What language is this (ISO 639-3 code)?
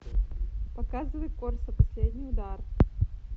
rus